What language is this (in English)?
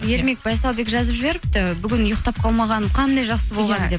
Kazakh